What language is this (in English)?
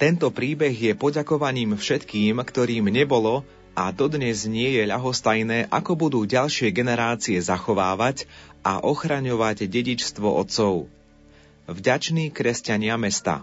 Slovak